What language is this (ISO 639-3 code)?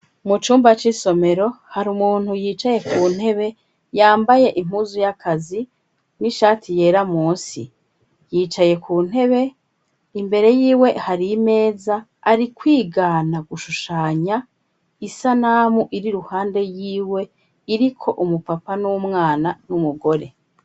run